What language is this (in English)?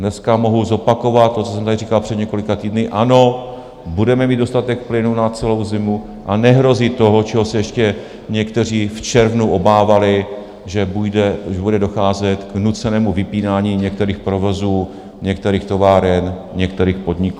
Czech